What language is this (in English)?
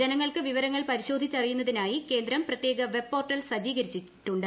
Malayalam